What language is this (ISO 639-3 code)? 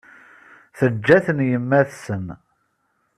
kab